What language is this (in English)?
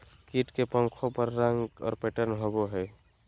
Magahi